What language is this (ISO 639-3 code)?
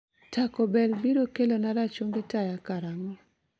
luo